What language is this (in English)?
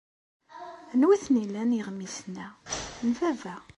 Kabyle